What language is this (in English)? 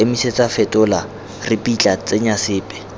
Tswana